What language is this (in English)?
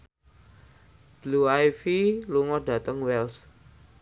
Javanese